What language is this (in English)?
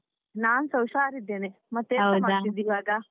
Kannada